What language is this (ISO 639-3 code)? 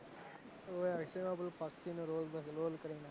guj